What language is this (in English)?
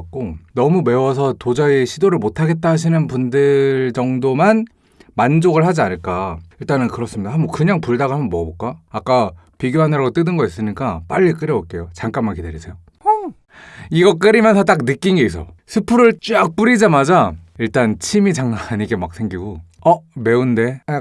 Korean